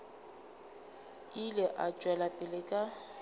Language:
Northern Sotho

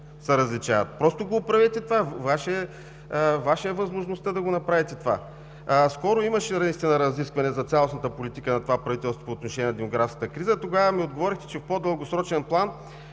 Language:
Bulgarian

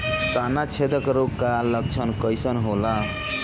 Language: Bhojpuri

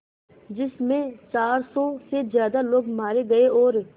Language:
Hindi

